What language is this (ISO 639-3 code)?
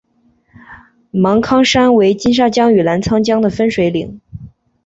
zho